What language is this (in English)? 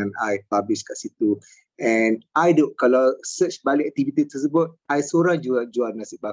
Malay